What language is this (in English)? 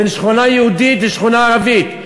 Hebrew